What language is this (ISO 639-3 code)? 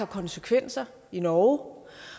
dan